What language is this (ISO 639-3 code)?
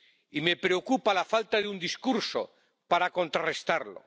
spa